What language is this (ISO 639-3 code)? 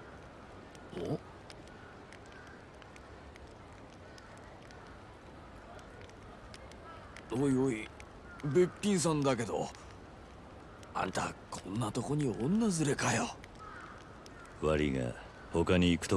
jpn